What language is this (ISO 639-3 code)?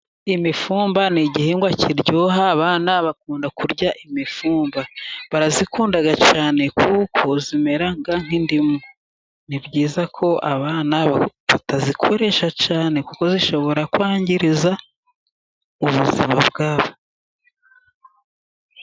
kin